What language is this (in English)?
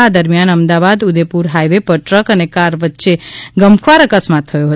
Gujarati